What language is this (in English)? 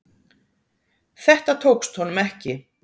Icelandic